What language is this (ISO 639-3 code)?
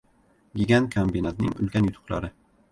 uzb